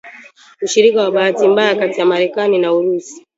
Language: Swahili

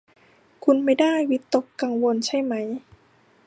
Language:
Thai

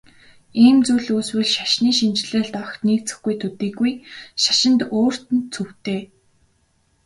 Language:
Mongolian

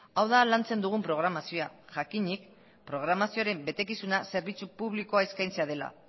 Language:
Basque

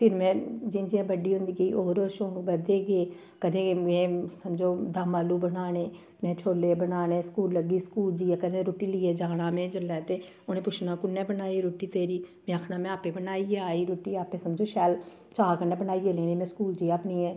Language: Dogri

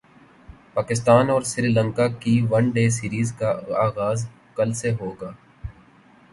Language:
Urdu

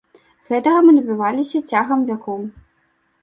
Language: Belarusian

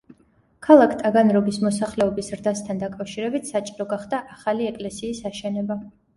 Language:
Georgian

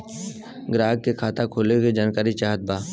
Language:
Bhojpuri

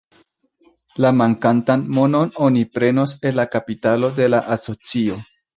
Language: Esperanto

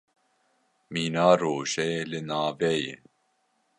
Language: Kurdish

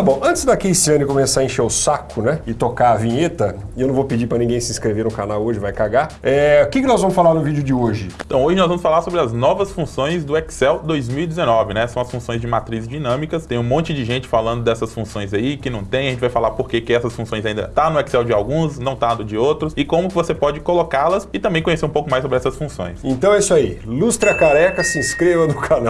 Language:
Portuguese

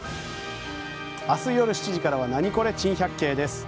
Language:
Japanese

